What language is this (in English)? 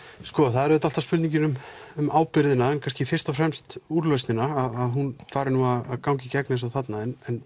Icelandic